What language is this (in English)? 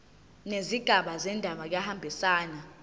Zulu